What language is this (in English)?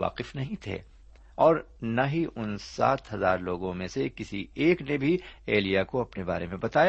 Urdu